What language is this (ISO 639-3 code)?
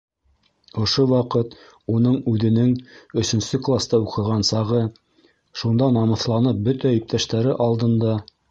bak